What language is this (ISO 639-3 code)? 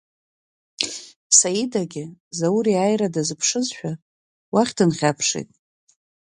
abk